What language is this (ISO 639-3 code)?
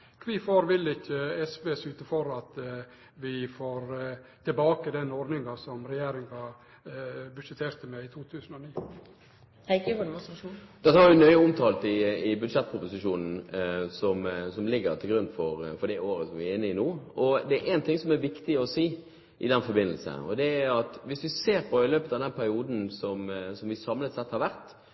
nor